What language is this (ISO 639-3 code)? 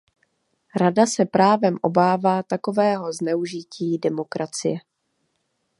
ces